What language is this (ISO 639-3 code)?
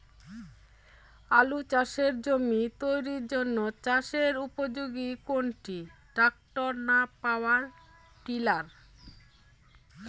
ben